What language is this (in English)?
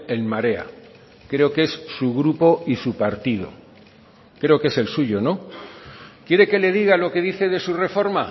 Spanish